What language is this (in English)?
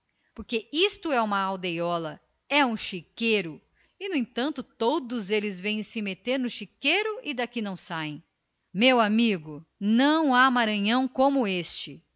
Portuguese